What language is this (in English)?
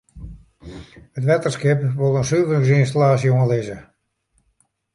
Western Frisian